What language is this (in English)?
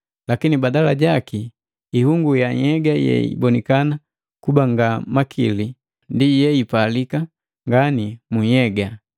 Matengo